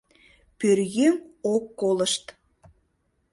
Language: Mari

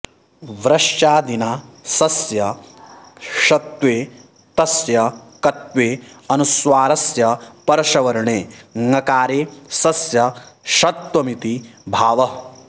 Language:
Sanskrit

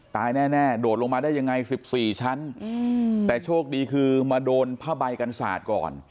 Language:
Thai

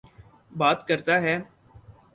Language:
Urdu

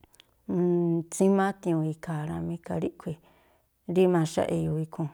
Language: Tlacoapa Me'phaa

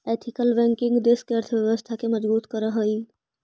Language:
Magahi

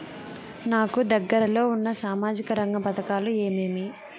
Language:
Telugu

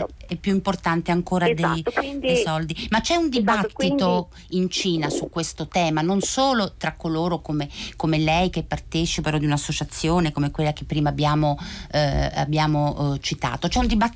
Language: Italian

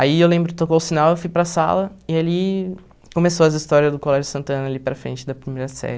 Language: Portuguese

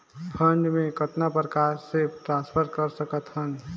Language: Chhattisgarhi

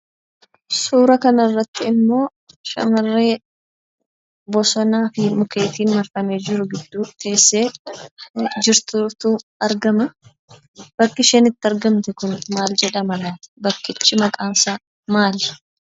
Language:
Oromo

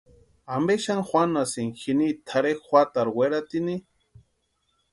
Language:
Western Highland Purepecha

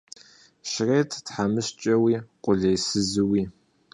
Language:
Kabardian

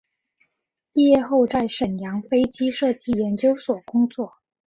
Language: Chinese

